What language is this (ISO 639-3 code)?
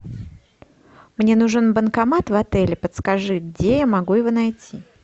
rus